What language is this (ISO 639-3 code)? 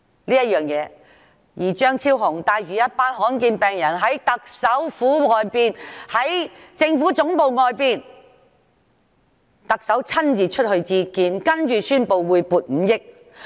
yue